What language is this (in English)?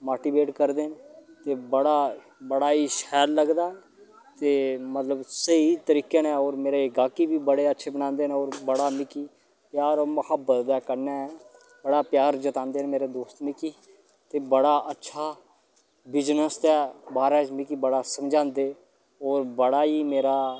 Dogri